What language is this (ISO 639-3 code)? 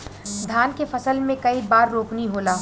bho